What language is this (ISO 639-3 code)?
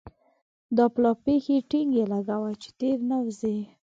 pus